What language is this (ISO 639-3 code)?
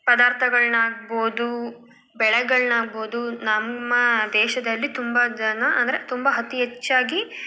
kan